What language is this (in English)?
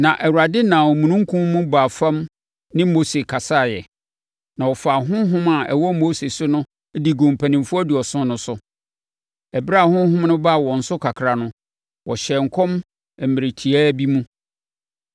Akan